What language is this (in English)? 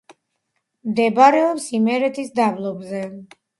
Georgian